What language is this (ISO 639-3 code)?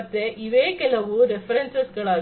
kan